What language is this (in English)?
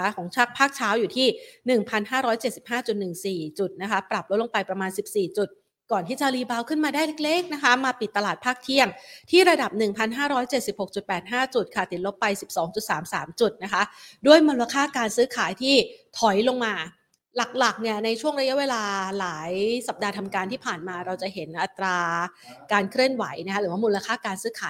Thai